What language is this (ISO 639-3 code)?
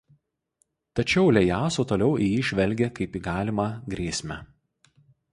lit